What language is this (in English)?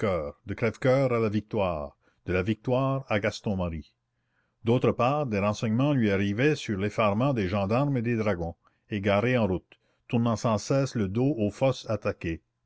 French